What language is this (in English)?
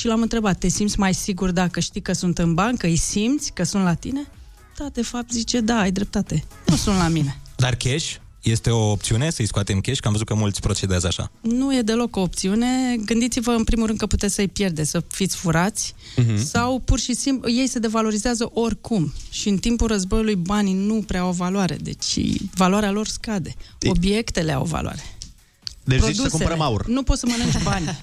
Romanian